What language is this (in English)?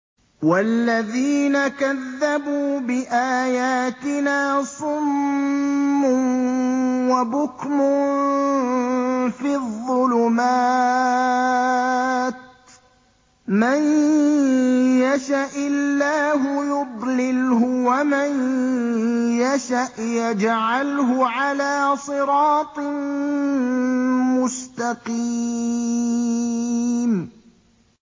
Arabic